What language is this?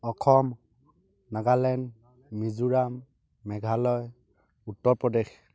Assamese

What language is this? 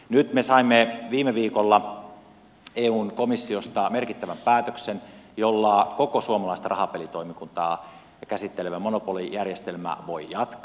Finnish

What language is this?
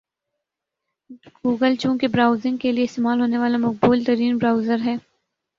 Urdu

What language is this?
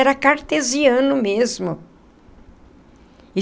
Portuguese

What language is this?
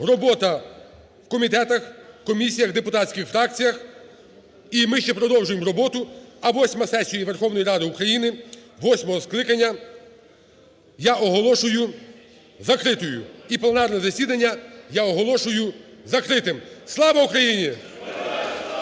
Ukrainian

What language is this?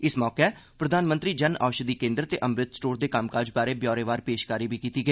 Dogri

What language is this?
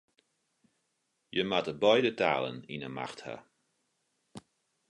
Western Frisian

